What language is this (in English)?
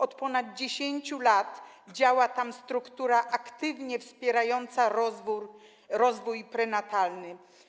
Polish